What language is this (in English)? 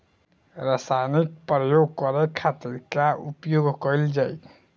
Bhojpuri